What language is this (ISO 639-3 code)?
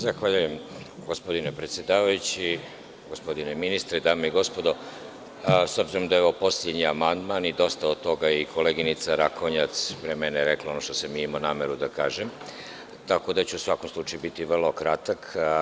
srp